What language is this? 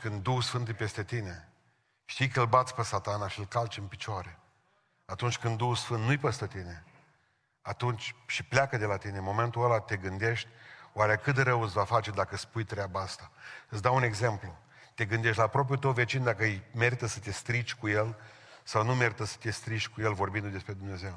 Romanian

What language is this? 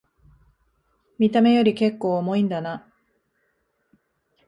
Japanese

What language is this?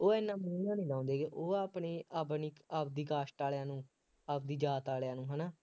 Punjabi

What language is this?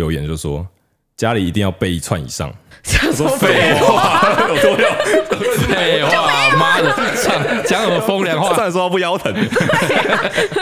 Chinese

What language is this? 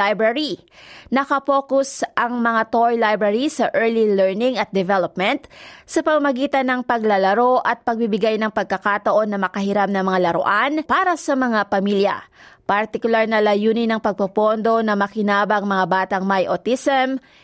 Filipino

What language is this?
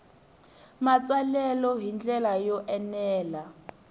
Tsonga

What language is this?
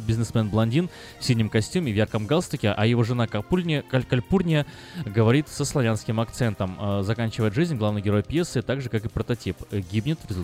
Russian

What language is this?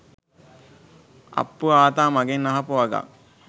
Sinhala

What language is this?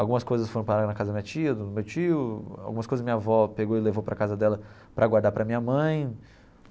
Portuguese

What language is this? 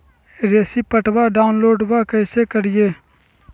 Magahi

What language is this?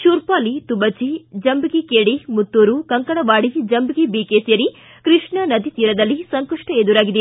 Kannada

